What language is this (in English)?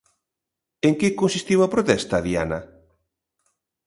Galician